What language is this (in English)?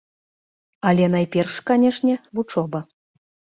Belarusian